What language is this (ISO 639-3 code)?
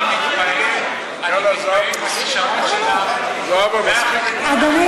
heb